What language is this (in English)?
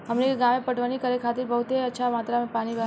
Bhojpuri